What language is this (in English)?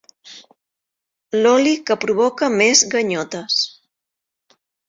Catalan